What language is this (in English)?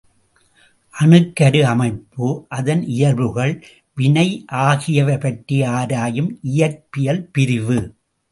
Tamil